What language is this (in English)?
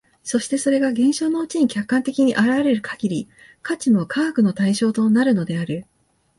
Japanese